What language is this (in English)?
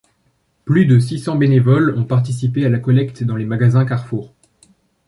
French